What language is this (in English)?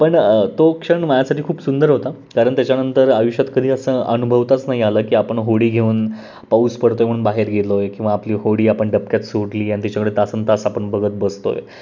Marathi